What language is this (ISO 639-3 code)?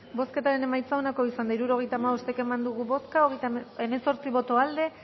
eus